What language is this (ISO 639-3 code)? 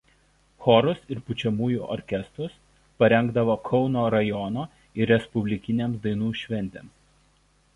lit